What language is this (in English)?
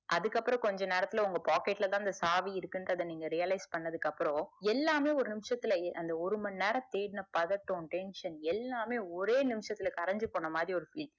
Tamil